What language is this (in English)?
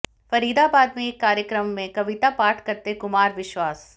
Hindi